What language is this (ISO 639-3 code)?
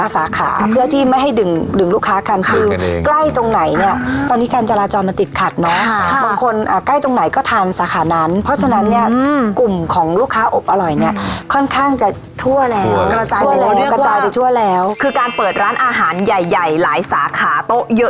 tha